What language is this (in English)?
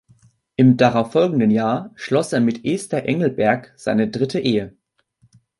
German